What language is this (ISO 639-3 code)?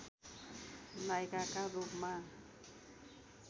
nep